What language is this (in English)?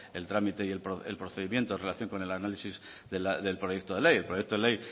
Spanish